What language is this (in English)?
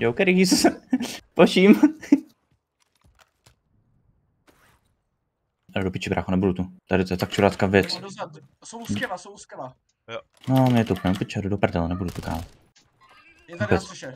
Czech